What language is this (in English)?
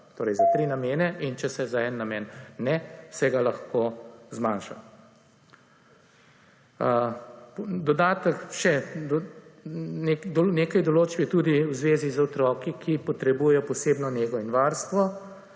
Slovenian